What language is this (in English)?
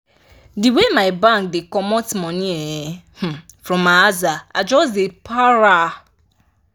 Nigerian Pidgin